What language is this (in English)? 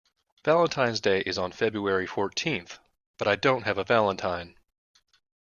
English